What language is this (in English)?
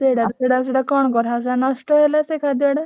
Odia